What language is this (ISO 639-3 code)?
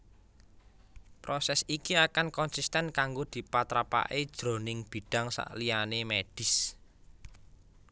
jav